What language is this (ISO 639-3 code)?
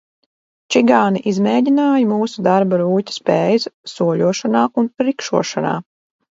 lav